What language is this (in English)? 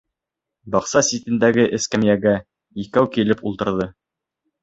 Bashkir